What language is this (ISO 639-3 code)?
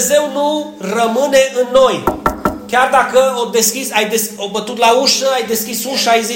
ron